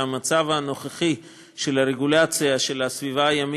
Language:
Hebrew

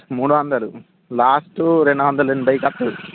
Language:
Telugu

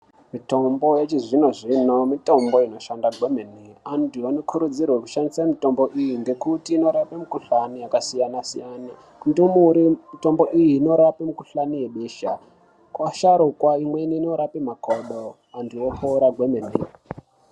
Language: Ndau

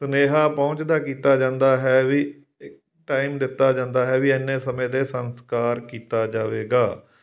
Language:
Punjabi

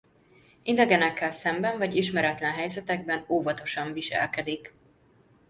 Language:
Hungarian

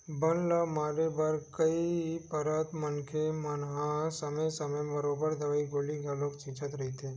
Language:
Chhattisgarhi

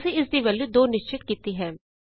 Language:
Punjabi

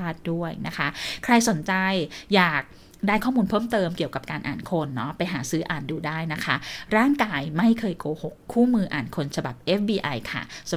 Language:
Thai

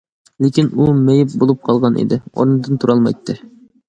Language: Uyghur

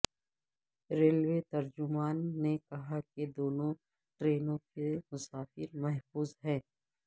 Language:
Urdu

